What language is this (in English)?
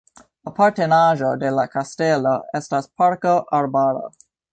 Esperanto